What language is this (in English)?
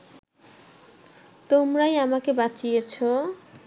Bangla